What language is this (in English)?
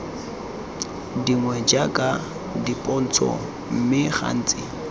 Tswana